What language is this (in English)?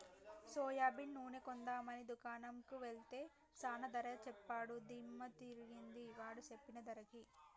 Telugu